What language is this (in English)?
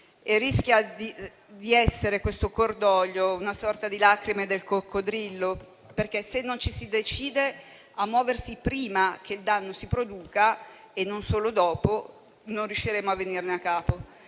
Italian